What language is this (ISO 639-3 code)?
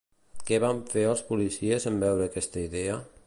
cat